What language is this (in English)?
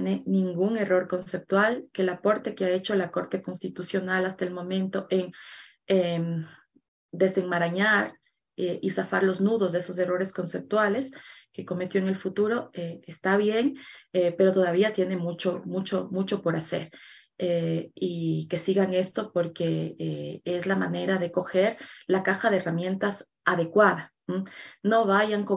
Spanish